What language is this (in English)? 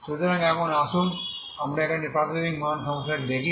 Bangla